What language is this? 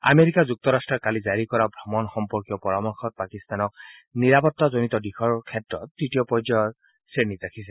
Assamese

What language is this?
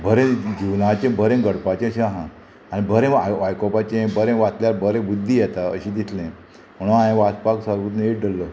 Konkani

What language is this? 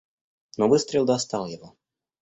Russian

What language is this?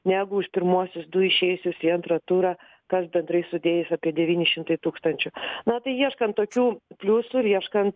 Lithuanian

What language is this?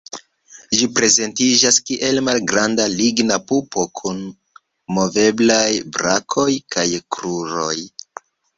Esperanto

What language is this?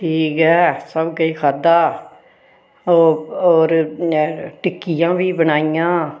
Dogri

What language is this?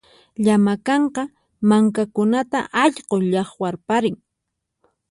Puno Quechua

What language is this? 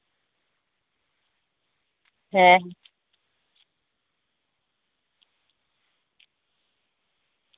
Santali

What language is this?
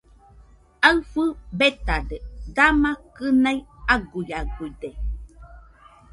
Nüpode Huitoto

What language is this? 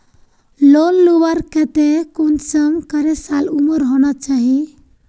Magahi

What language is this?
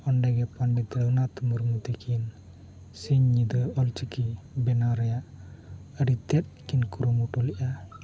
Santali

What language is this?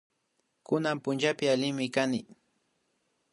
Imbabura Highland Quichua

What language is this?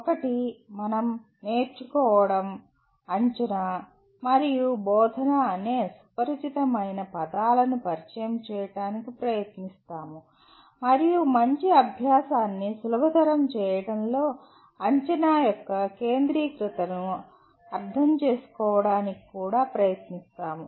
Telugu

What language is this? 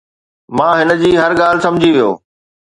Sindhi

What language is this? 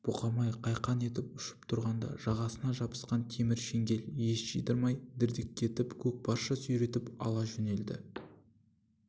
Kazakh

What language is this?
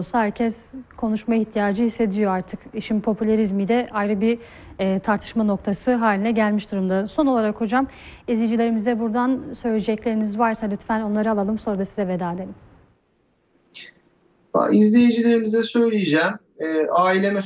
Turkish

